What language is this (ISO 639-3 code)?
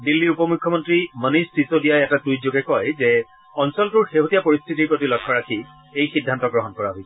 asm